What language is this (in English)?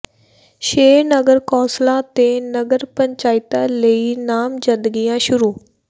Punjabi